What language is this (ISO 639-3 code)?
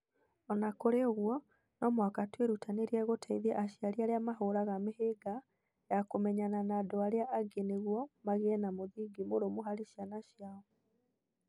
kik